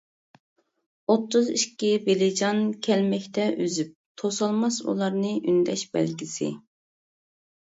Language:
Uyghur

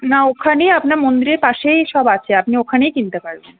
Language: Bangla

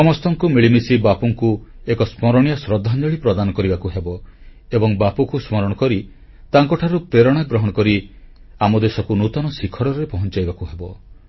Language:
Odia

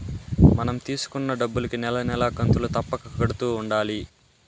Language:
Telugu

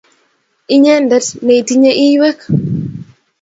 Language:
Kalenjin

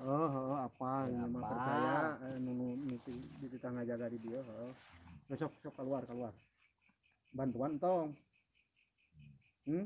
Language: Indonesian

